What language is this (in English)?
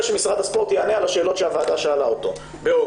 Hebrew